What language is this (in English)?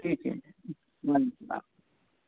Urdu